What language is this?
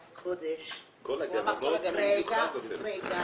Hebrew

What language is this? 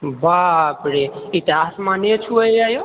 Maithili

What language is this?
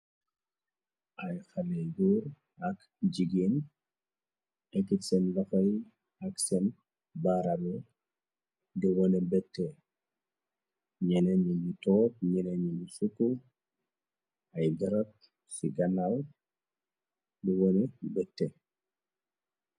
Wolof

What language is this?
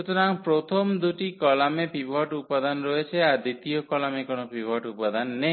Bangla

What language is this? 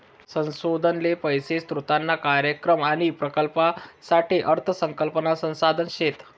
Marathi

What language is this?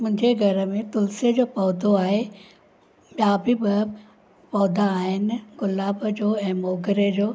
Sindhi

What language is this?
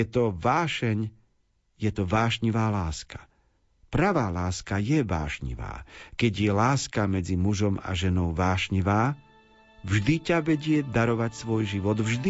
Slovak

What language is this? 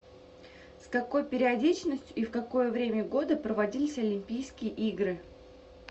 Russian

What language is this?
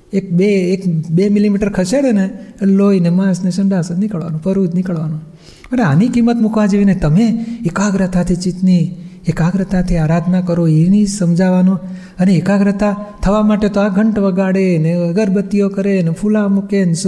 Gujarati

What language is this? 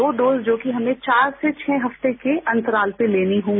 Hindi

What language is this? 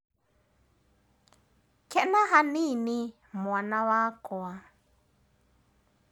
Kikuyu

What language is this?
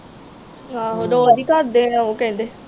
Punjabi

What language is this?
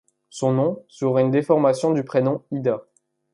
French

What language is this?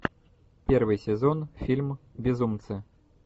Russian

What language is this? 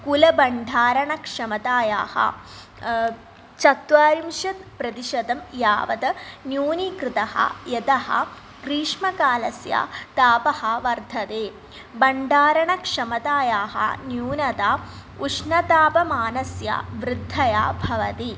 Sanskrit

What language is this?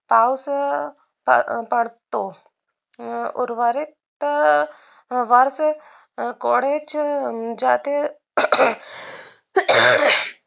Marathi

